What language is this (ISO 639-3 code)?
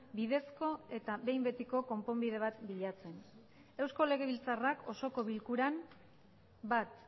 eus